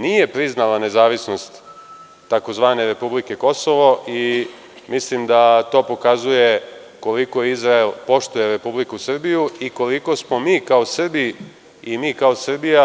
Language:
Serbian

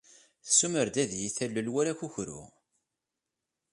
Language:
Kabyle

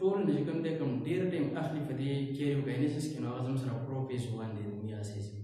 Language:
Romanian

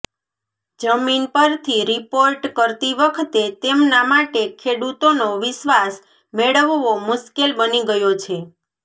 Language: Gujarati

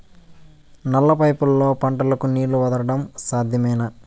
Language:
Telugu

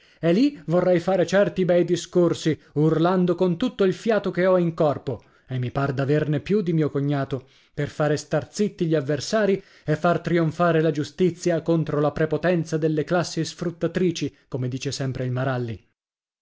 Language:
Italian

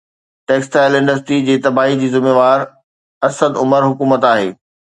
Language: Sindhi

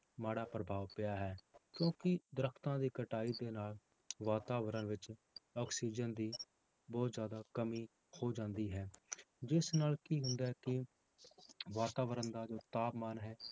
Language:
Punjabi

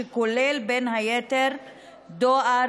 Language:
Hebrew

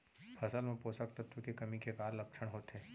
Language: Chhattisgarhi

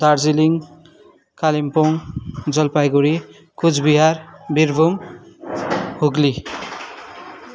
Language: Nepali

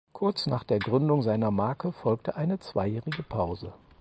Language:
German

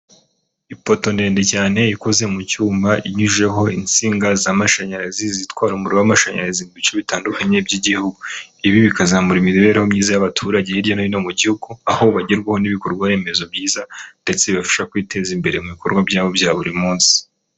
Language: Kinyarwanda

